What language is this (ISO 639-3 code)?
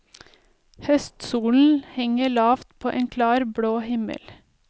nor